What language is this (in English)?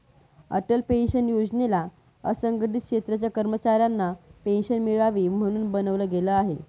Marathi